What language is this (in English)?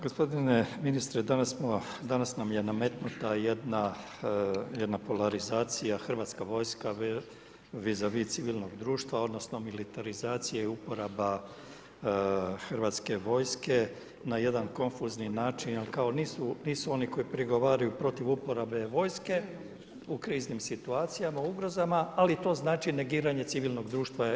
Croatian